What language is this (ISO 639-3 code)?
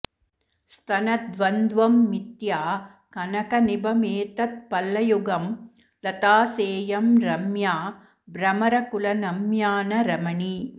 san